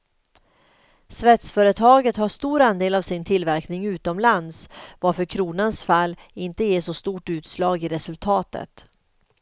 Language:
Swedish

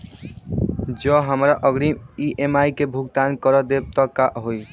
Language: Maithili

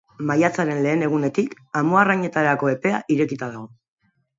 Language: Basque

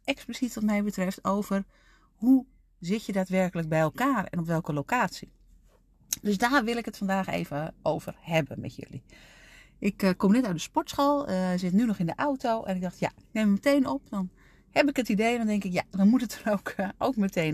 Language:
Dutch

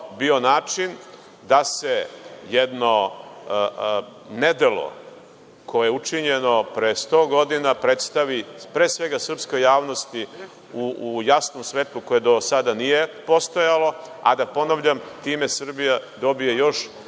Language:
Serbian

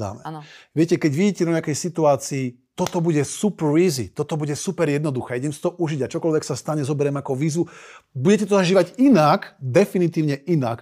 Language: Slovak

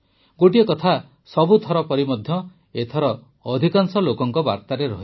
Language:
Odia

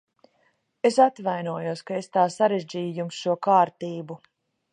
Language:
Latvian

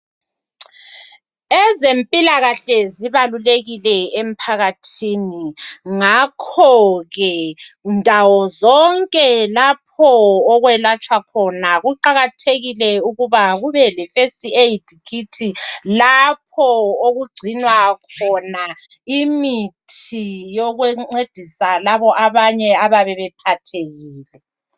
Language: North Ndebele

